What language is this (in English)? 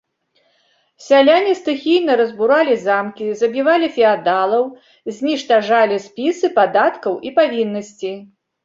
Belarusian